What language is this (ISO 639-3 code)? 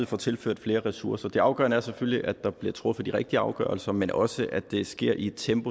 dan